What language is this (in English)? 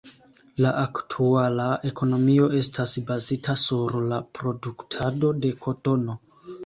Esperanto